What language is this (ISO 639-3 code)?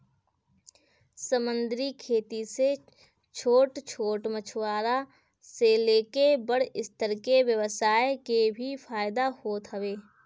bho